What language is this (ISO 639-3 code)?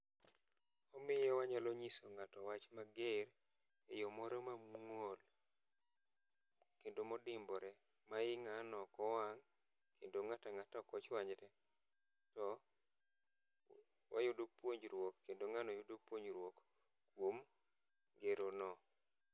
luo